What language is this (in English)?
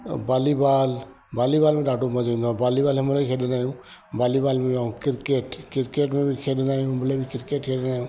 Sindhi